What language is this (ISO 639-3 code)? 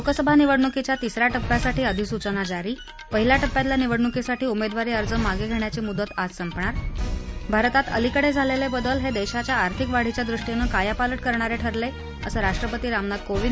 mar